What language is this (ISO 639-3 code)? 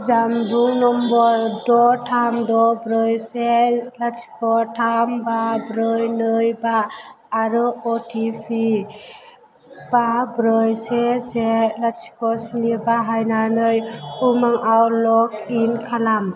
brx